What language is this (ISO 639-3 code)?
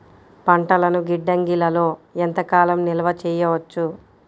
tel